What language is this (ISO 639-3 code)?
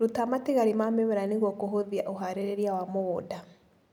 kik